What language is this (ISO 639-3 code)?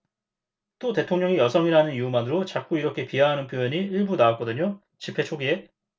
kor